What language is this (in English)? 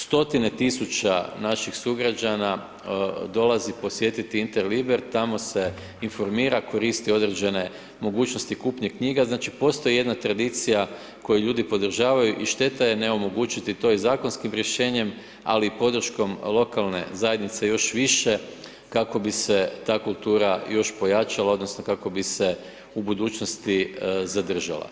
Croatian